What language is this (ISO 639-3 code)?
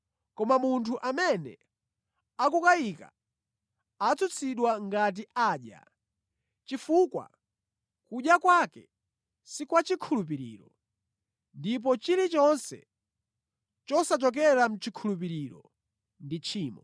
nya